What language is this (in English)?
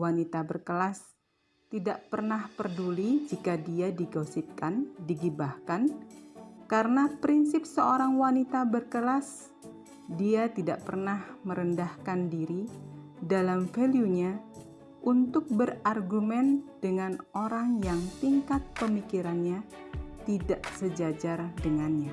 Indonesian